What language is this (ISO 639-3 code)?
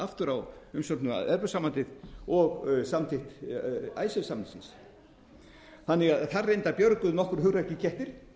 isl